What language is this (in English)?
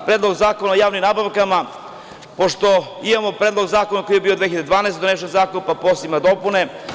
Serbian